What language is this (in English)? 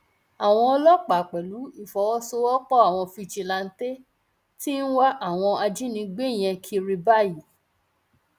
Yoruba